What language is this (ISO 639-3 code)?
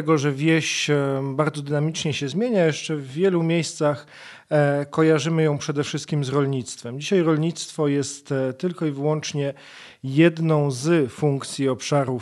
pol